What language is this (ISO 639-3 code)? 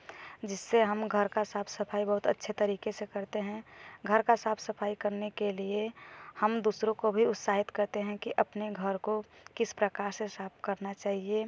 hin